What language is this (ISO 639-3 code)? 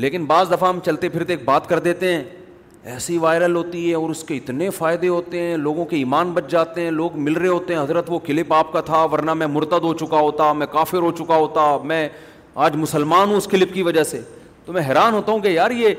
urd